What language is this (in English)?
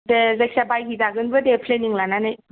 Bodo